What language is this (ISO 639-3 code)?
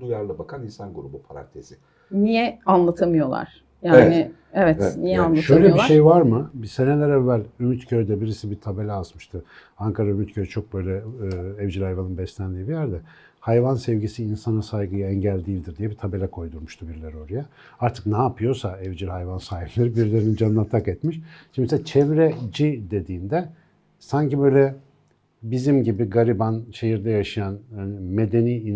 tur